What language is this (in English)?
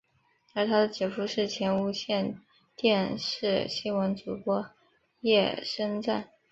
Chinese